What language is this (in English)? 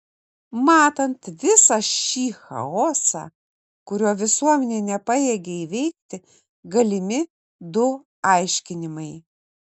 Lithuanian